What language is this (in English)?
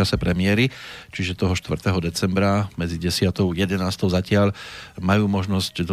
Slovak